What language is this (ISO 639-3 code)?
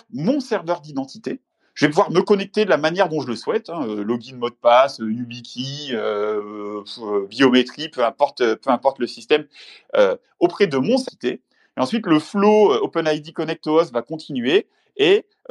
fra